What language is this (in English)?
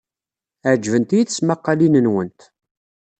Kabyle